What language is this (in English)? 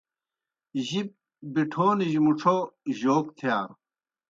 Kohistani Shina